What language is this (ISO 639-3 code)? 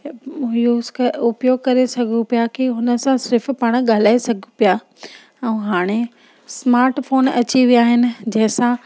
snd